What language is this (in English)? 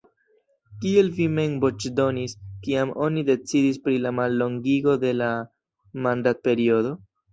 Esperanto